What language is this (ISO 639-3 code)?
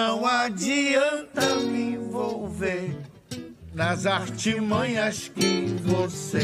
por